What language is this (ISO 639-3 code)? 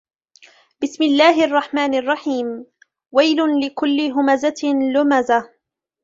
ara